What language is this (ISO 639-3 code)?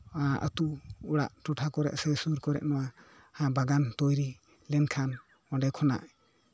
sat